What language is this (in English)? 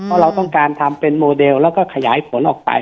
Thai